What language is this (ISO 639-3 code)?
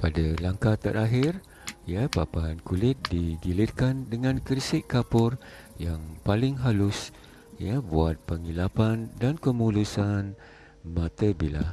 msa